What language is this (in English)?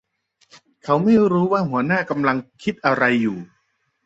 Thai